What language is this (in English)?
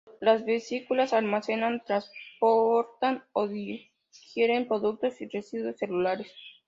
Spanish